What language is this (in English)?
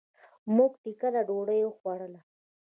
Pashto